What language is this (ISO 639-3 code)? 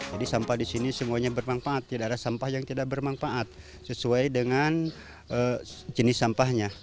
ind